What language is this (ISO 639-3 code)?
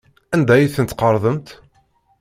kab